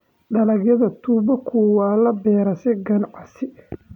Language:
Somali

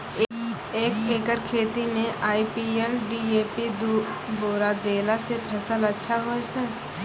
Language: Maithili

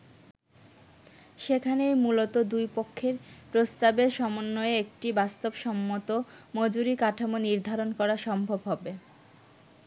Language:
Bangla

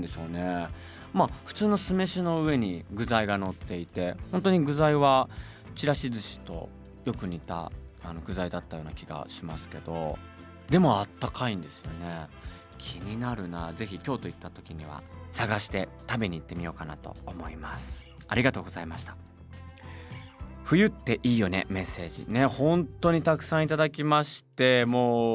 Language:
Japanese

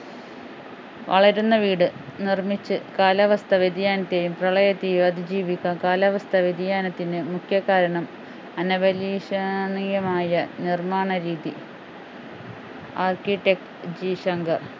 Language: Malayalam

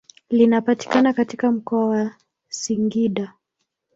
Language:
Swahili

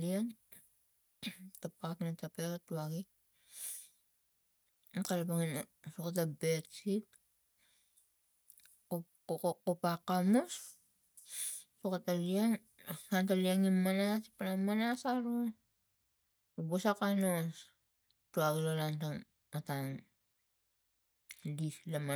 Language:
Tigak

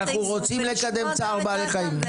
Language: Hebrew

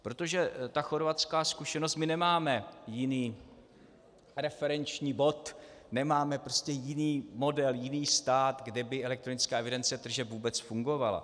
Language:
Czech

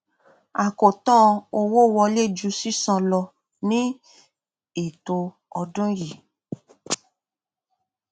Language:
Yoruba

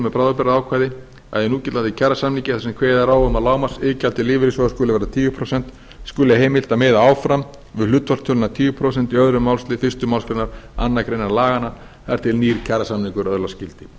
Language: Icelandic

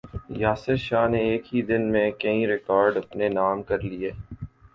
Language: Urdu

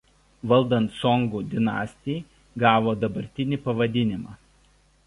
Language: Lithuanian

